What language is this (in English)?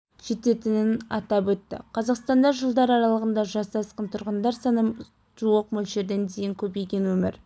Kazakh